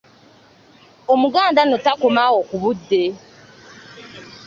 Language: Ganda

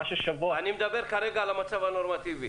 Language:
Hebrew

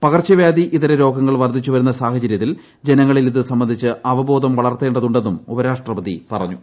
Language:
Malayalam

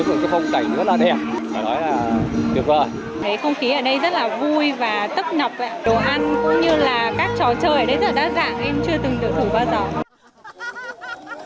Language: Vietnamese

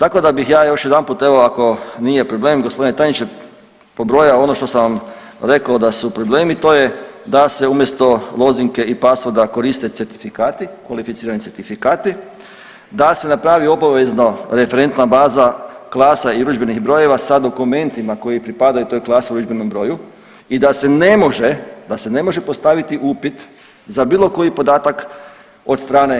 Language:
Croatian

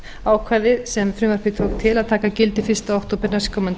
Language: Icelandic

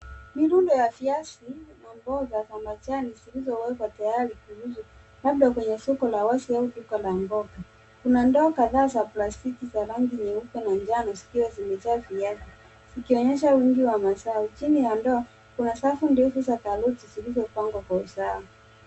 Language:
Swahili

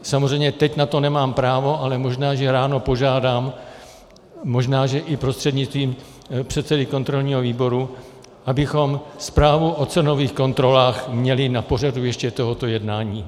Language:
Czech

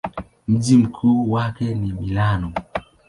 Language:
Swahili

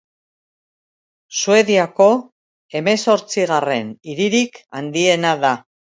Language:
Basque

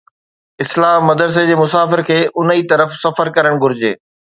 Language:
Sindhi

